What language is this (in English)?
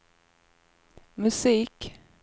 Swedish